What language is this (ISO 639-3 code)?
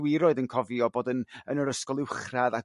cym